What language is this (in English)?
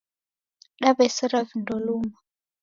Taita